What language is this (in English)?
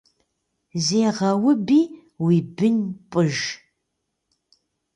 Kabardian